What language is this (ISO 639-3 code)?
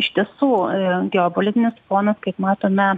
lit